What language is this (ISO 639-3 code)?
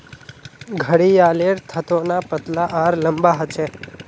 mag